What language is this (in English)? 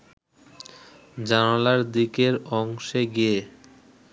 Bangla